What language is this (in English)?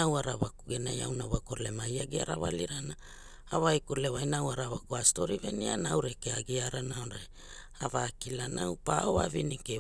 Hula